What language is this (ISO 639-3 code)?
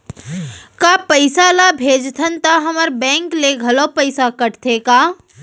hne